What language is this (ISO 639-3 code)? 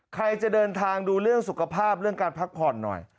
tha